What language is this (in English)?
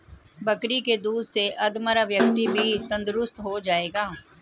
Hindi